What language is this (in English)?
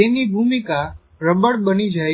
Gujarati